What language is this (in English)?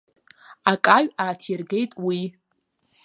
Abkhazian